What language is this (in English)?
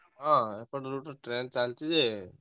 Odia